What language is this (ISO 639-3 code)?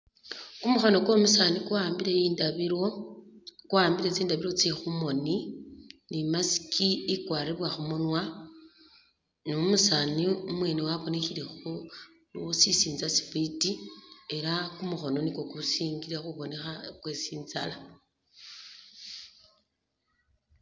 myx